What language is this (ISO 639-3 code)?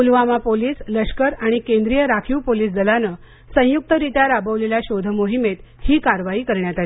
mar